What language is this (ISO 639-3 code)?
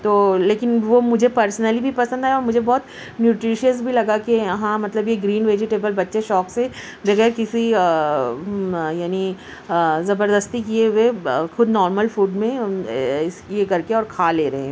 urd